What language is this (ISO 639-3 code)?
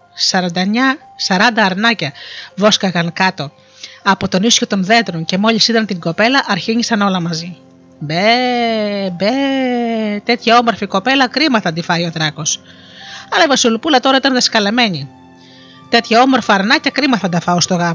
ell